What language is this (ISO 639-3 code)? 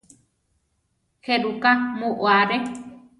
tar